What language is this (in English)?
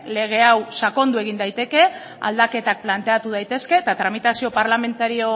Basque